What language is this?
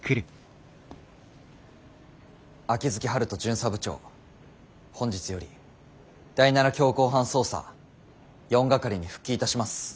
Japanese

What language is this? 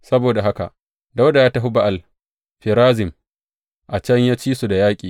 Hausa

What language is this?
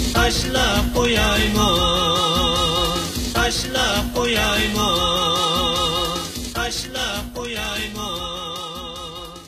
Chinese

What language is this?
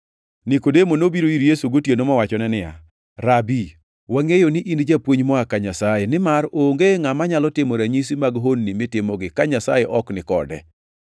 Luo (Kenya and Tanzania)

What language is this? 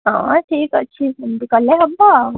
Odia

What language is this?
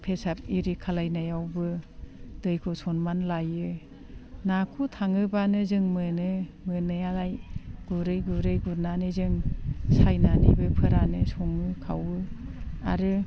Bodo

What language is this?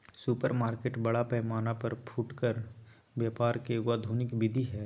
Magahi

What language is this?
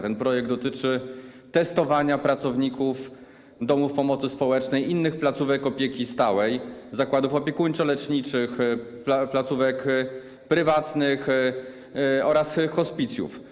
Polish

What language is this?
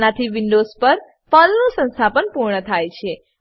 Gujarati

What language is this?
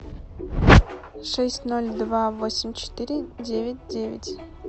Russian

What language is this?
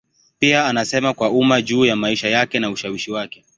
Swahili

